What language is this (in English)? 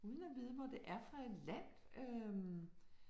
Danish